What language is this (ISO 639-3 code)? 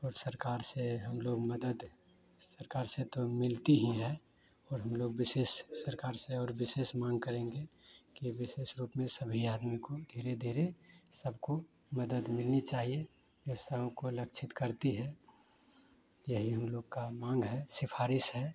hin